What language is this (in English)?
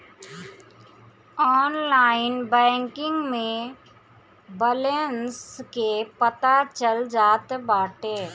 Bhojpuri